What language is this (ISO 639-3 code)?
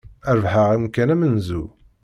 kab